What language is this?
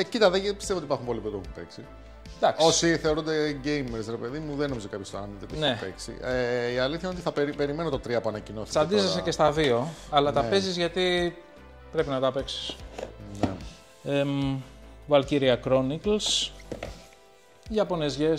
Greek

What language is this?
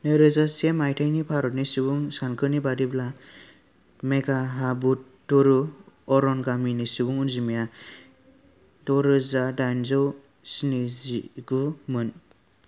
Bodo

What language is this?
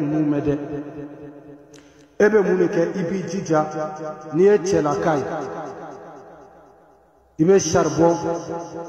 French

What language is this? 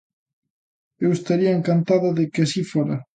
Galician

